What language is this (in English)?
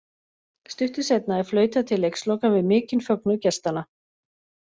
Icelandic